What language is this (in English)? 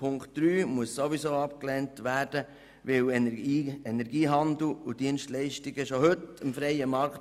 Swiss German